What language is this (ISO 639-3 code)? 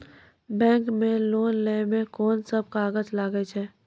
mai